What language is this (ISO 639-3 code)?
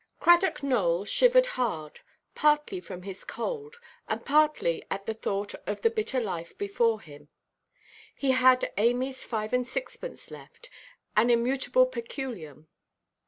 eng